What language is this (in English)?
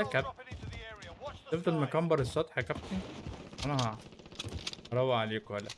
Arabic